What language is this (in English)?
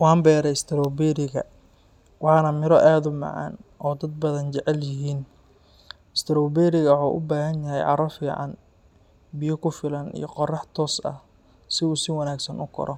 Somali